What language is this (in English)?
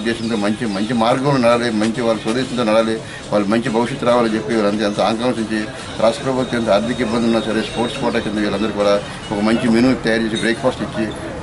English